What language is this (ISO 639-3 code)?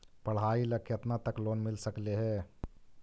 mag